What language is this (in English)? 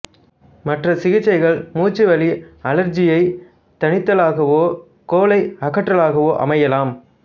Tamil